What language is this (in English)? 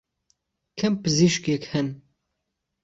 Central Kurdish